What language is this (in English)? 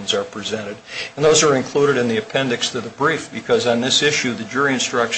English